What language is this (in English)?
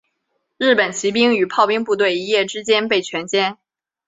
Chinese